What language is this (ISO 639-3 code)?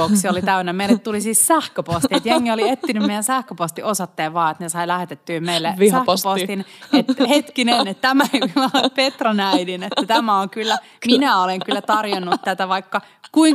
fin